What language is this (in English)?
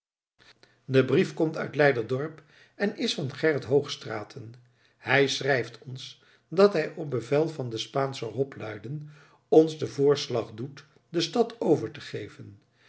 Dutch